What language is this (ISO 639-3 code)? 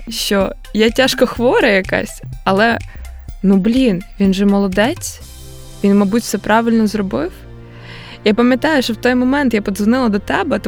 ukr